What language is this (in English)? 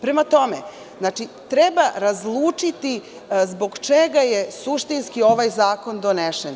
Serbian